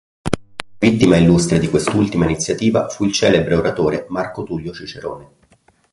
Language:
Italian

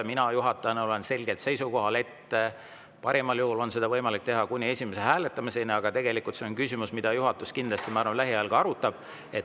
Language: Estonian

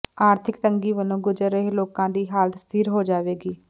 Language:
Punjabi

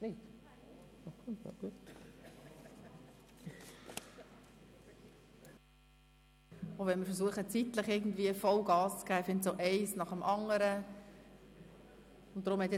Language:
Swiss German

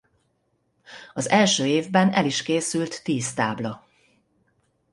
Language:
Hungarian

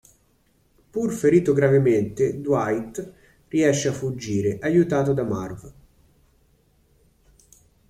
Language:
Italian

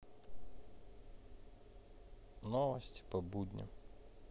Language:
Russian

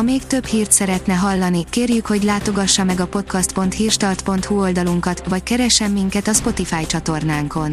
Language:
Hungarian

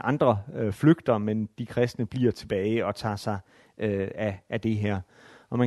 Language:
Danish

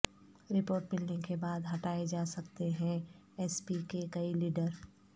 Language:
Urdu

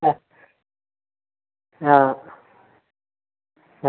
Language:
Malayalam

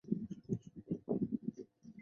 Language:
Chinese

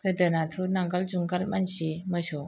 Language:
Bodo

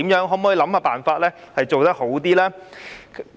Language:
Cantonese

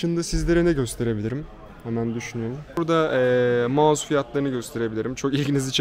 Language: Turkish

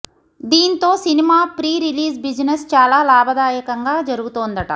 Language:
Telugu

